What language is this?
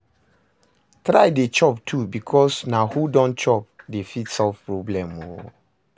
Nigerian Pidgin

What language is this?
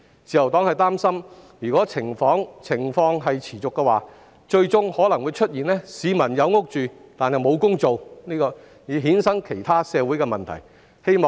Cantonese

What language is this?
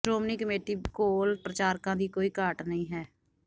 Punjabi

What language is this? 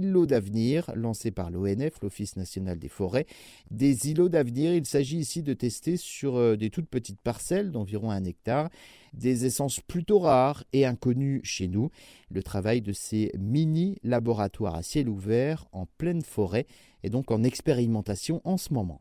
French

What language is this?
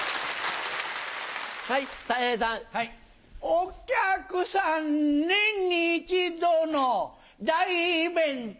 Japanese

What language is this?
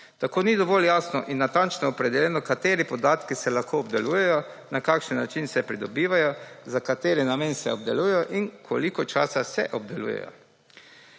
Slovenian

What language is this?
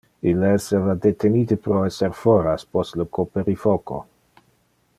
Interlingua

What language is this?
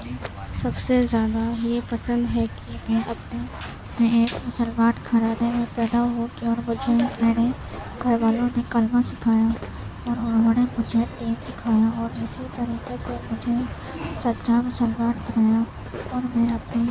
Urdu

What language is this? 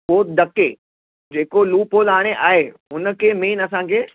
Sindhi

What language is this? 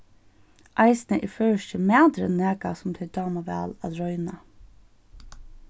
Faroese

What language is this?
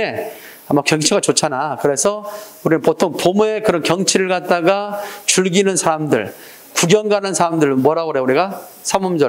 Korean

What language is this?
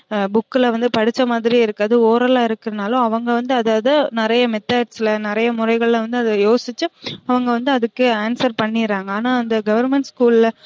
Tamil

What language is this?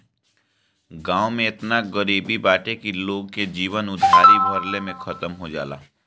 Bhojpuri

